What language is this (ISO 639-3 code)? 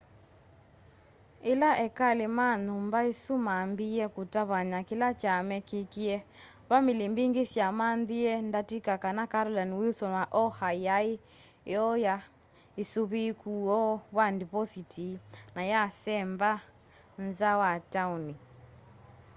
kam